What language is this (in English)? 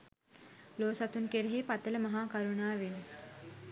Sinhala